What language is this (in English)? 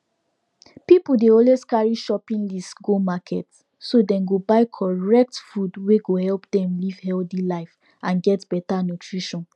Nigerian Pidgin